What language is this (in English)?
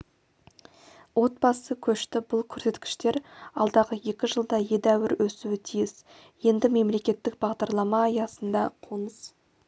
Kazakh